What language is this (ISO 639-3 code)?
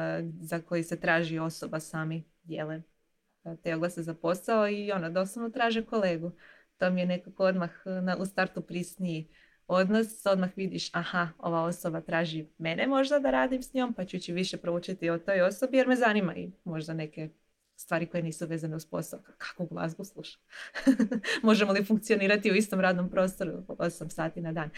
hrv